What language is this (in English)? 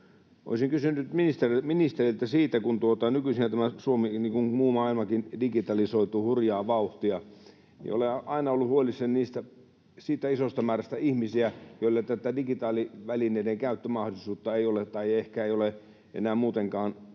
Finnish